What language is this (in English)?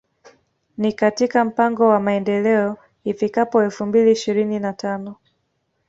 Swahili